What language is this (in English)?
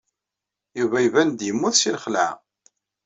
Kabyle